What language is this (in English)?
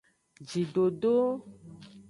Aja (Benin)